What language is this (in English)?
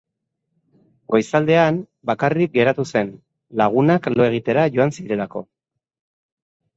Basque